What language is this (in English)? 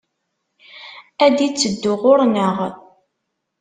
Kabyle